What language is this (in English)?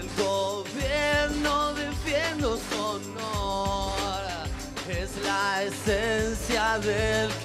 Spanish